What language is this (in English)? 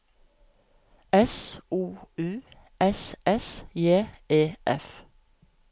Norwegian